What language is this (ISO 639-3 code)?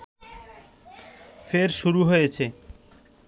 ben